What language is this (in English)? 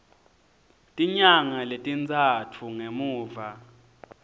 Swati